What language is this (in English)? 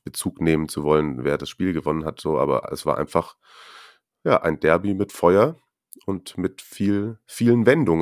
German